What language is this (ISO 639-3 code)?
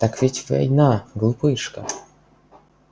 rus